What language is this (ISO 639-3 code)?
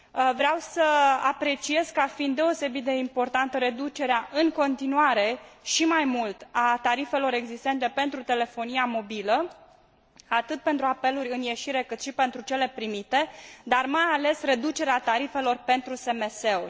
ron